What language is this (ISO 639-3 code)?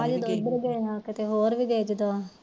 pan